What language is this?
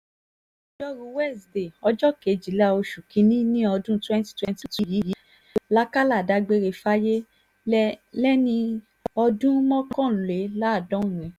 Yoruba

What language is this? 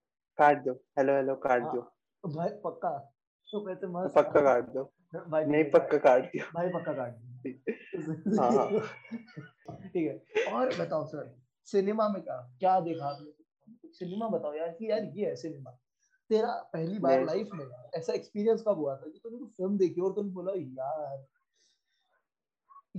Hindi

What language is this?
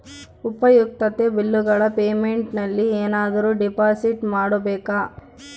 Kannada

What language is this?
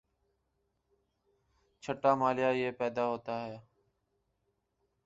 Urdu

